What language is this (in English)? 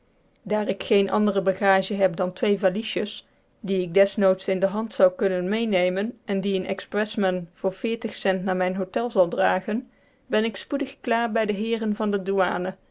Dutch